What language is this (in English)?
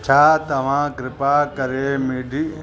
Sindhi